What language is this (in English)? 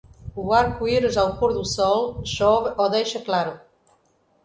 Portuguese